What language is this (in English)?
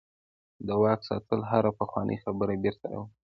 Pashto